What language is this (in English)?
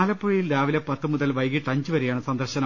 Malayalam